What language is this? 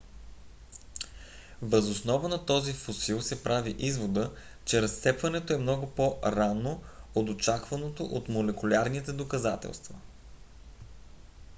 Bulgarian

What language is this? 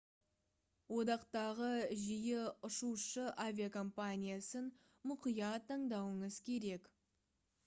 Kazakh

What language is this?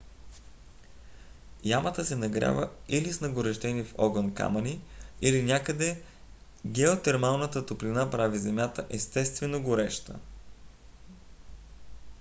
Bulgarian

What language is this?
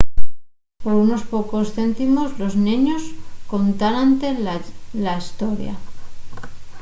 Asturian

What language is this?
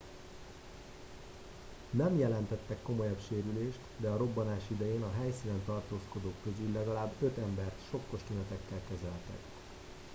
Hungarian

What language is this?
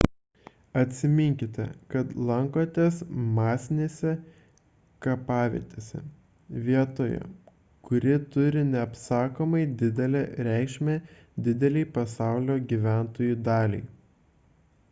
Lithuanian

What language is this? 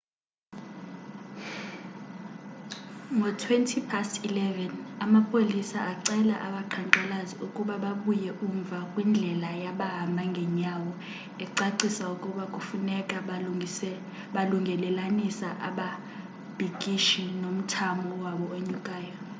Xhosa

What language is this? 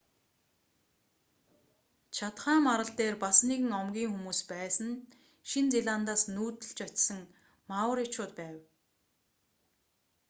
Mongolian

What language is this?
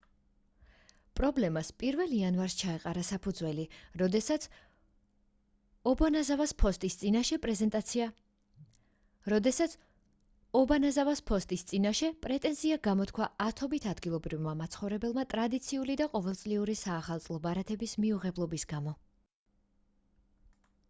Georgian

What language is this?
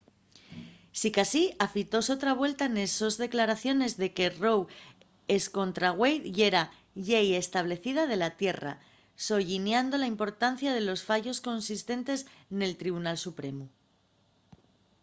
Asturian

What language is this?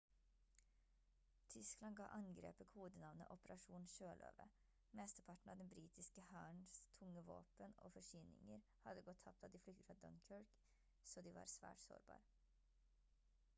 Norwegian Bokmål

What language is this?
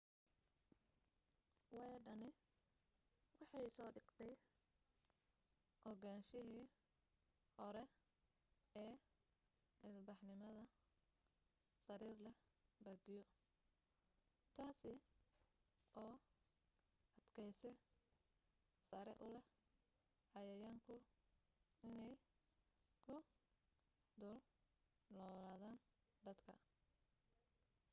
Somali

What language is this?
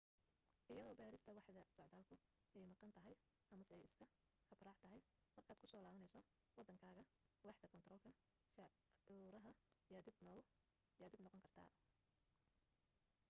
Somali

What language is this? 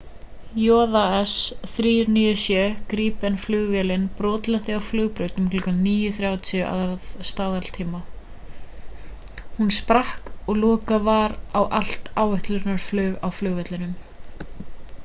Icelandic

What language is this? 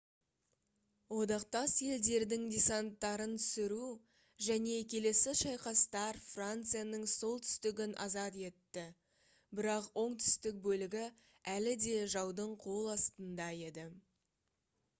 Kazakh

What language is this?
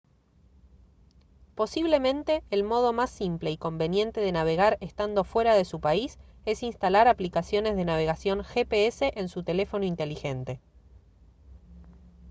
Spanish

